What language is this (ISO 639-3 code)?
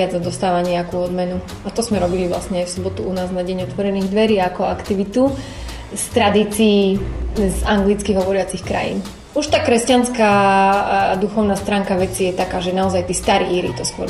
slk